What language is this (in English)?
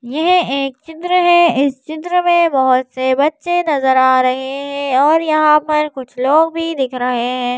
Hindi